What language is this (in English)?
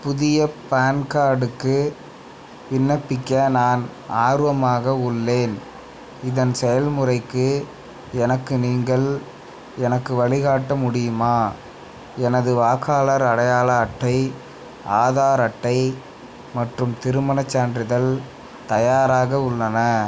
Tamil